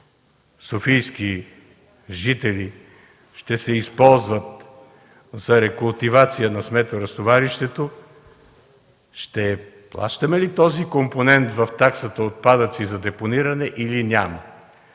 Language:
Bulgarian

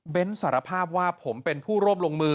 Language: Thai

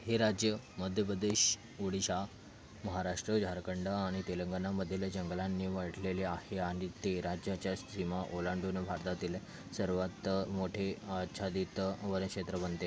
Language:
Marathi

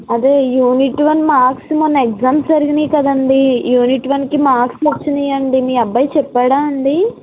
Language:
Telugu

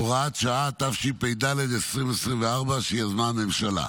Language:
Hebrew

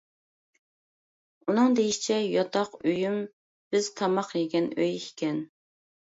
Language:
Uyghur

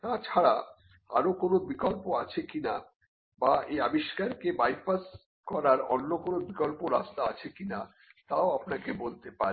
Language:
Bangla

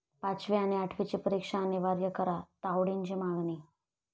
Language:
Marathi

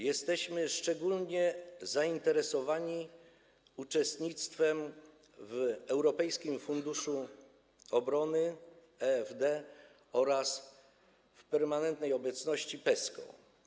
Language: Polish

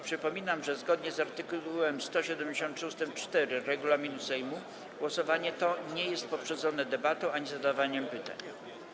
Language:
Polish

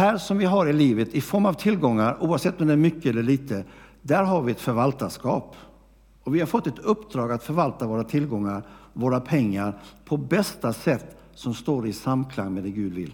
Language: Swedish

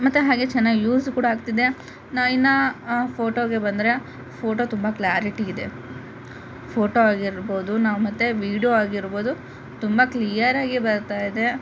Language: Kannada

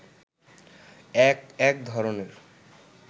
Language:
Bangla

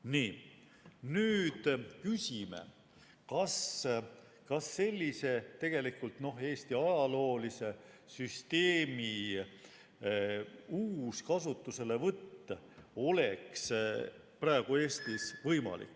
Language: Estonian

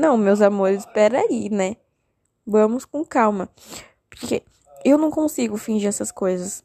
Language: Portuguese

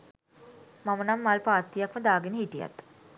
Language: Sinhala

